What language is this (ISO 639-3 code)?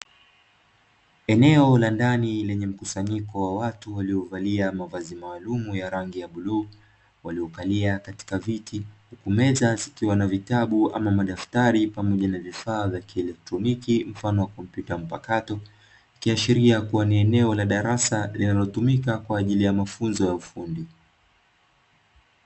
swa